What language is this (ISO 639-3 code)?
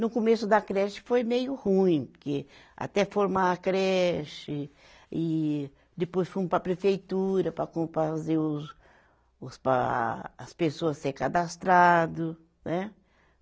por